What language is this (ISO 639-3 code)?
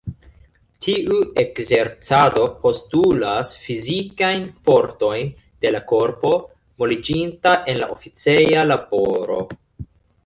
epo